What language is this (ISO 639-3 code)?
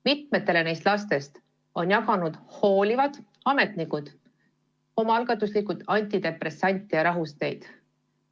est